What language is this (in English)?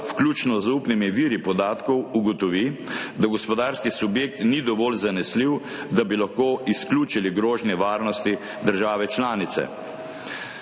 Slovenian